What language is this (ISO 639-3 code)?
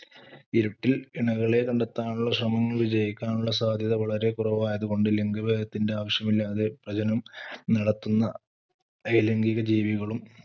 mal